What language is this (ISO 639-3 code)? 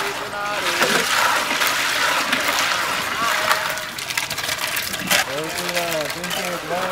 msa